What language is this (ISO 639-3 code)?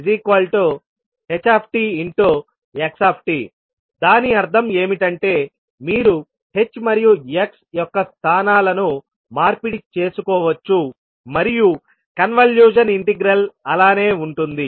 tel